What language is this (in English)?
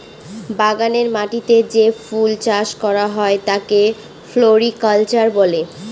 Bangla